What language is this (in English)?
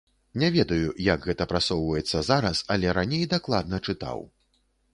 Belarusian